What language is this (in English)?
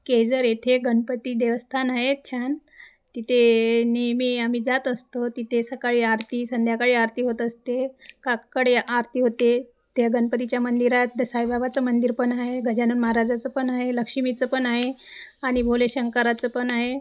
Marathi